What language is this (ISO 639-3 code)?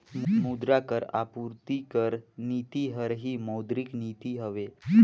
hne